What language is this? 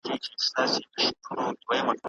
Pashto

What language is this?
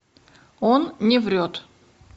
Russian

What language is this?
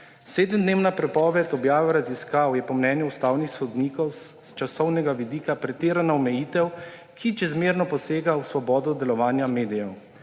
Slovenian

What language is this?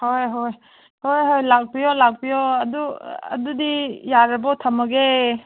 Manipuri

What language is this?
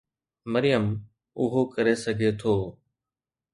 Sindhi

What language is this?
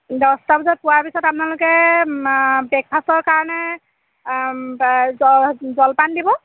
Assamese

